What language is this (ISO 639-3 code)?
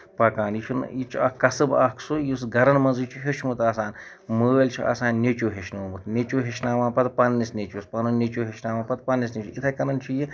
kas